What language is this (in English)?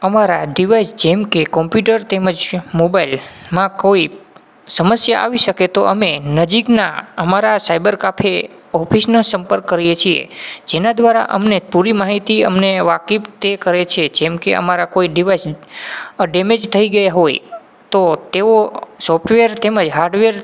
Gujarati